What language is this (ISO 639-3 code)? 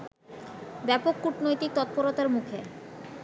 ben